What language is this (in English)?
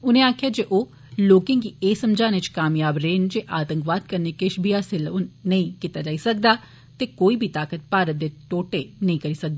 Dogri